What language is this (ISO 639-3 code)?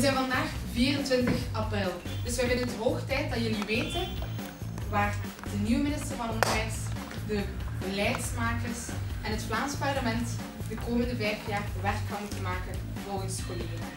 nld